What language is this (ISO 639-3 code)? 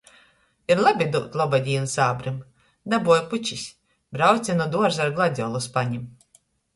ltg